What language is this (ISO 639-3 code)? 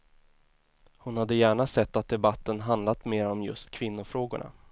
swe